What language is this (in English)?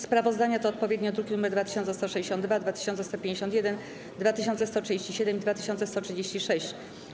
Polish